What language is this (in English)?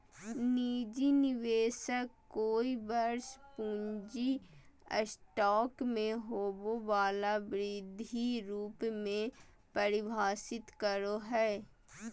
Magahi